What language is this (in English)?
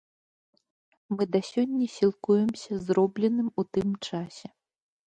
Belarusian